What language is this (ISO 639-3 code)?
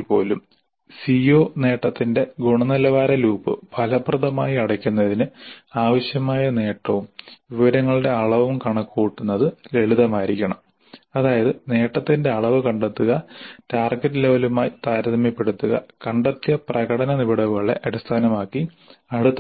mal